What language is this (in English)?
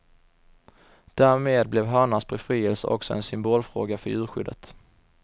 Swedish